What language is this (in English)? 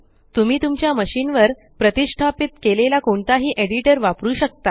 Marathi